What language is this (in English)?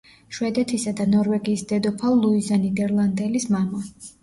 Georgian